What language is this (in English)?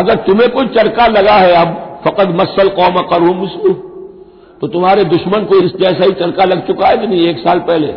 Hindi